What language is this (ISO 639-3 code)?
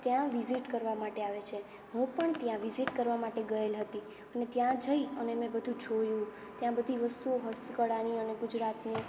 guj